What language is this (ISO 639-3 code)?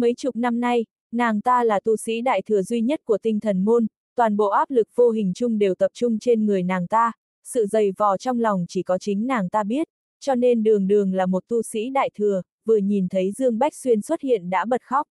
vie